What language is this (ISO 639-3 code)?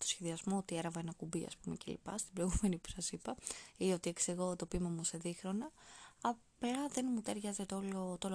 ell